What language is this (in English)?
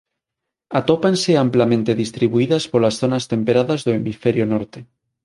Galician